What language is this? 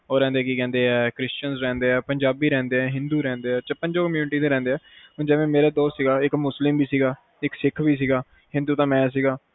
Punjabi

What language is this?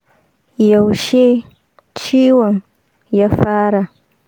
Hausa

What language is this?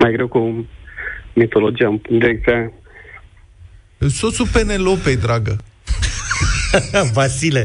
Romanian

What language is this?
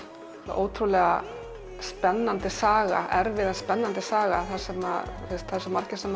Icelandic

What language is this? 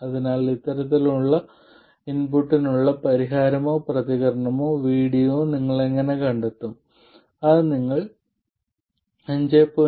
Malayalam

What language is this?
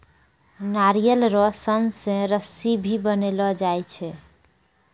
Maithili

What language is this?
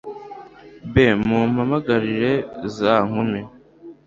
Kinyarwanda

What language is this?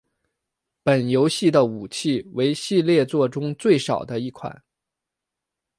Chinese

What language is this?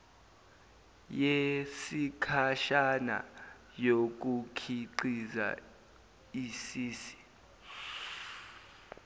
Zulu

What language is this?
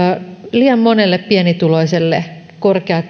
Finnish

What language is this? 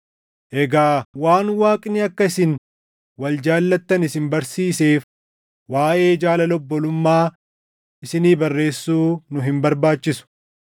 Oromo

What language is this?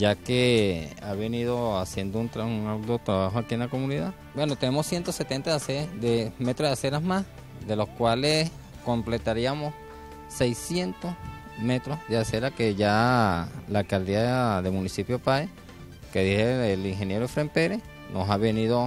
Spanish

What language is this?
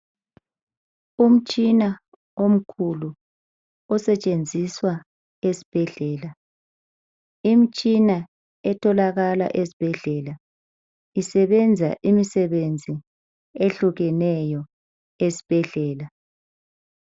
North Ndebele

